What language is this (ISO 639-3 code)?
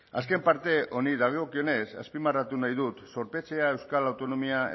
eus